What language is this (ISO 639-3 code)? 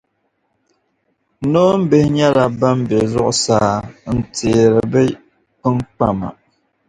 dag